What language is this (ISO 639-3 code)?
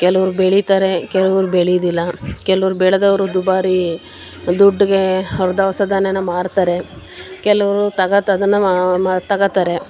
kan